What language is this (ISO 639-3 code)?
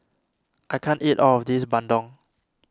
eng